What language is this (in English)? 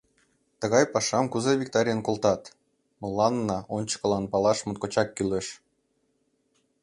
Mari